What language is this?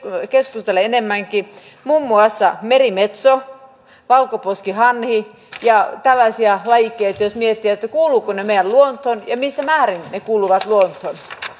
Finnish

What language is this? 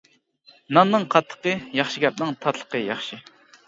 Uyghur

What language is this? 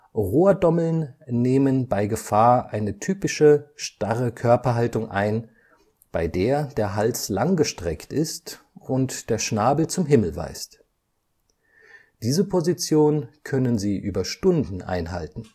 German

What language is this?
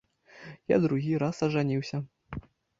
Belarusian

